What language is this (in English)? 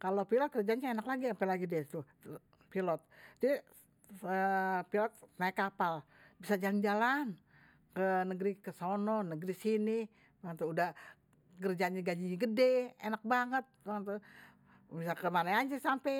Betawi